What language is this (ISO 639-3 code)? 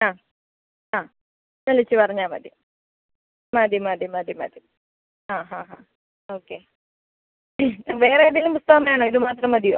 mal